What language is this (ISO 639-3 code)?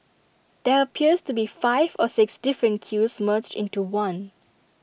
eng